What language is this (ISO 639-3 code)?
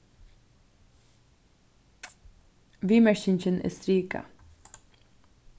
fao